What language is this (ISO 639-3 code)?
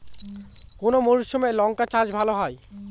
ben